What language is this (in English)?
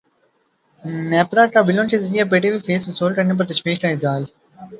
Urdu